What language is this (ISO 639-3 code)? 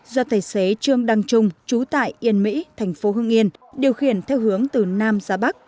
vie